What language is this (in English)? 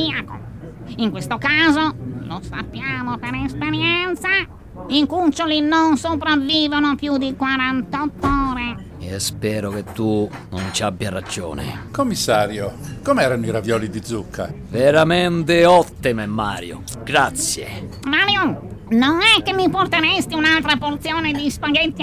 Italian